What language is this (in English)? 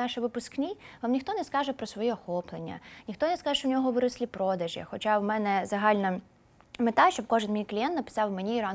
Ukrainian